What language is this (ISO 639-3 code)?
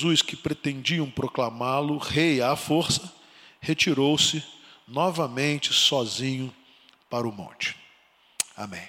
por